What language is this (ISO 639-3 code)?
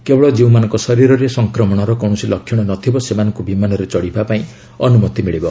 ori